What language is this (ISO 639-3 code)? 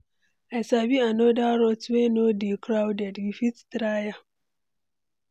pcm